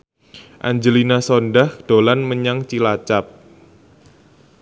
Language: Javanese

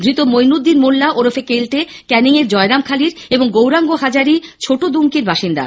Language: Bangla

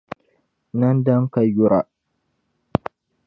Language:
Dagbani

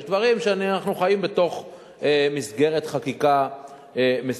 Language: Hebrew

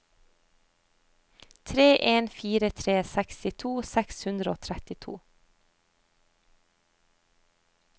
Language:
Norwegian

